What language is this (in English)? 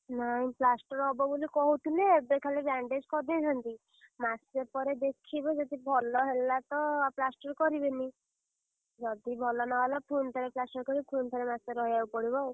Odia